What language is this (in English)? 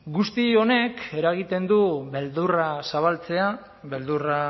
Basque